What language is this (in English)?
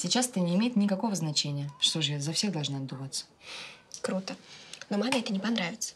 Russian